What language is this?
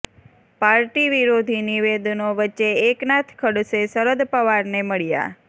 Gujarati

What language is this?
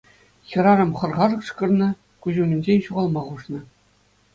Chuvash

